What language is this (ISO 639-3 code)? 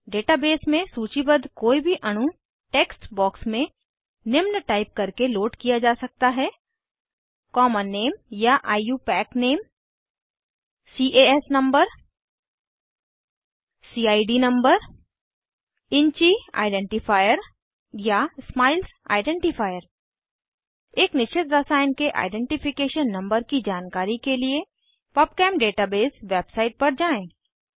hin